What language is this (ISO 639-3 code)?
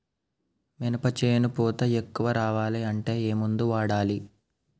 tel